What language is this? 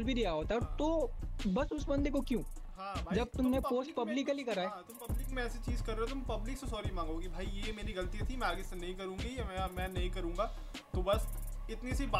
Hindi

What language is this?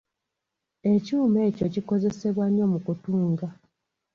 Ganda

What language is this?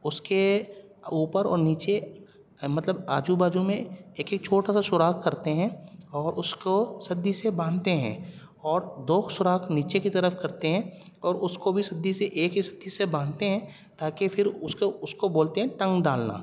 Urdu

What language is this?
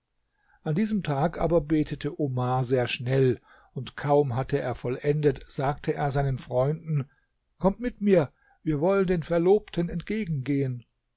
German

